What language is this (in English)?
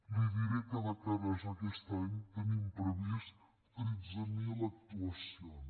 Catalan